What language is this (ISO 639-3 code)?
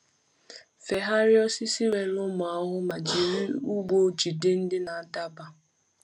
ibo